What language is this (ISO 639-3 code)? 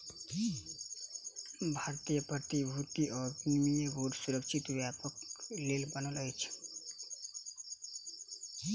mai